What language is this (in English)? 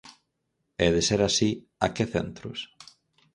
Galician